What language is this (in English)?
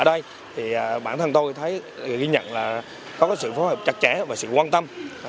Vietnamese